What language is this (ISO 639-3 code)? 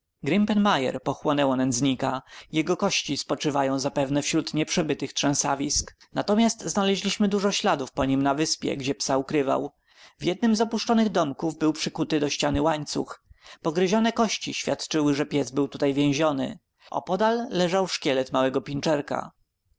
pol